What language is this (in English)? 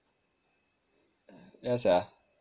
English